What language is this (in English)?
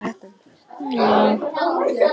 Icelandic